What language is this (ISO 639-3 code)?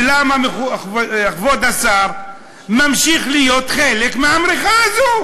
heb